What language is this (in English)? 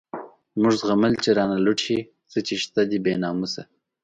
Pashto